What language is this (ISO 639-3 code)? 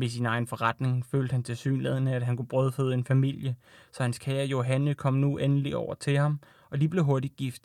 dan